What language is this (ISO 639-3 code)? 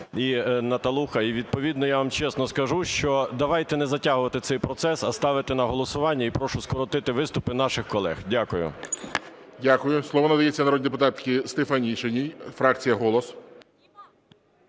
ukr